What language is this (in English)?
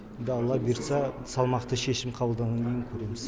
Kazakh